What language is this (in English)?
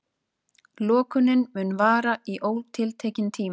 Icelandic